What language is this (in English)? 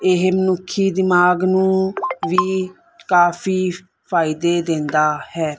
Punjabi